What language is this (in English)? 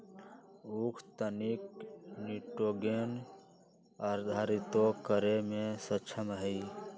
Magahi